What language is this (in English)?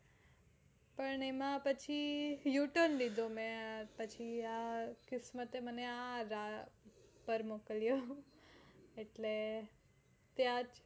Gujarati